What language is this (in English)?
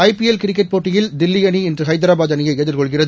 Tamil